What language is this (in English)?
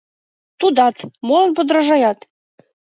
Mari